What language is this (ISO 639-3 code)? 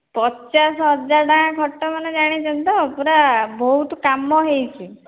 ori